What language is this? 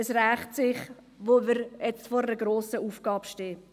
Swiss German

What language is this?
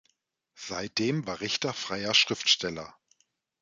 German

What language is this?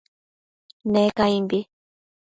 Matsés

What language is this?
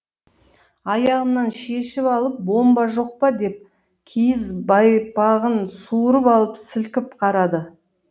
Kazakh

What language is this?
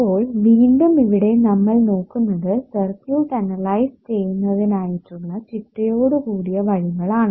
Malayalam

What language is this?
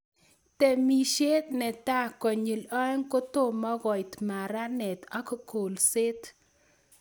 Kalenjin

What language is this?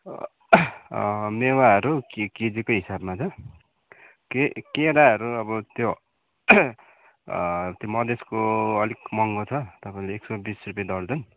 Nepali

